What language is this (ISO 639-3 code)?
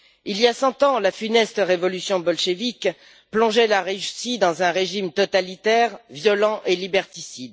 fra